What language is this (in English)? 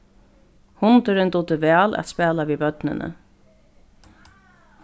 Faroese